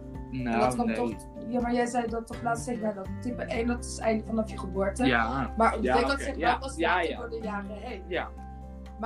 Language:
Dutch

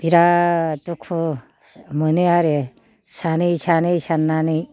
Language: Bodo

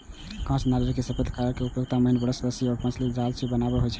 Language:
Maithili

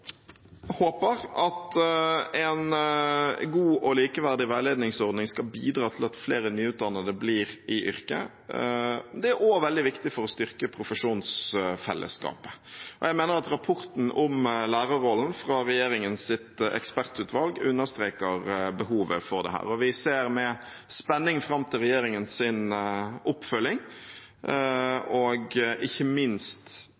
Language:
Norwegian Bokmål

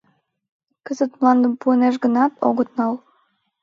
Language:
Mari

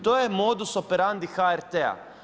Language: Croatian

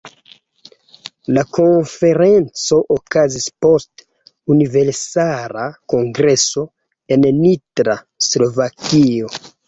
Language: Esperanto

